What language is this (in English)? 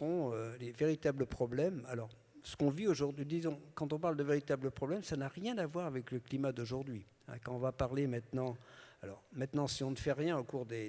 French